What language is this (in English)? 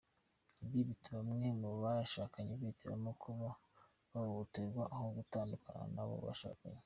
Kinyarwanda